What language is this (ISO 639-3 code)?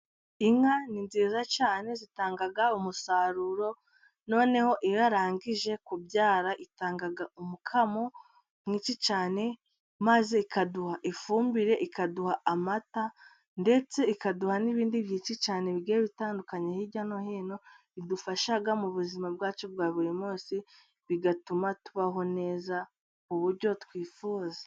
kin